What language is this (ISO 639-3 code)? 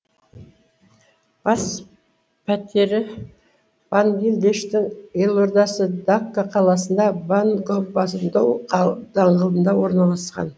kaz